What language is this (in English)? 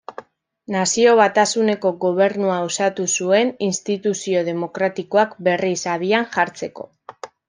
Basque